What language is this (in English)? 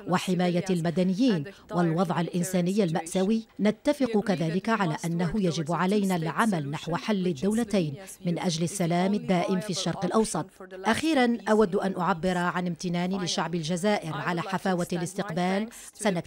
Arabic